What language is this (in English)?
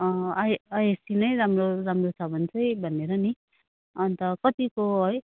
Nepali